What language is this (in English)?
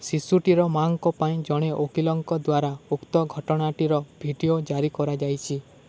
Odia